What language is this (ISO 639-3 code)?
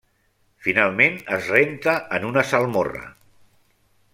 cat